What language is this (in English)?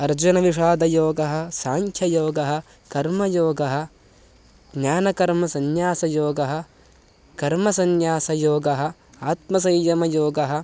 Sanskrit